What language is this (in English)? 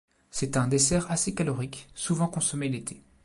French